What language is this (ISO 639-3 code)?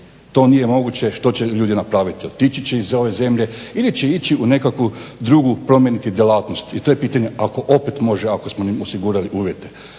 hrv